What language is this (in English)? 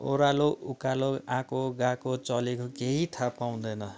Nepali